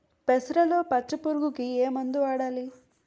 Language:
Telugu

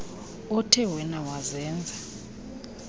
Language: Xhosa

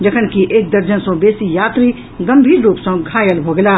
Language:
Maithili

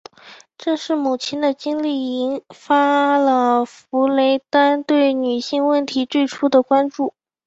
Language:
Chinese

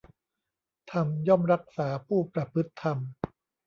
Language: Thai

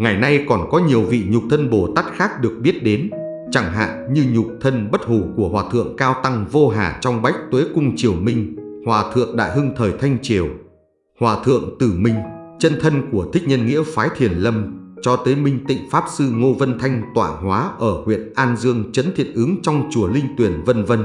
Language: Vietnamese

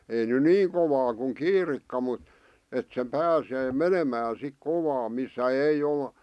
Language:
Finnish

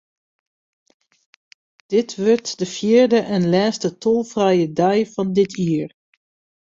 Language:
Western Frisian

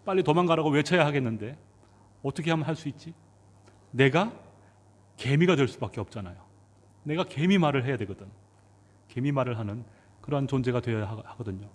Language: Korean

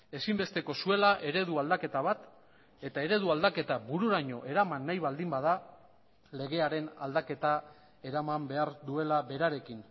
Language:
Basque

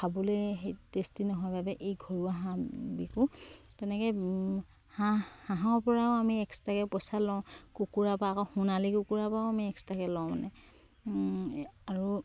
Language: Assamese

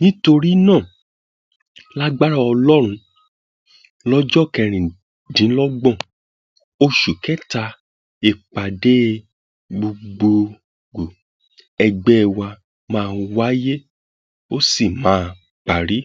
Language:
Yoruba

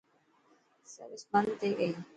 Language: Dhatki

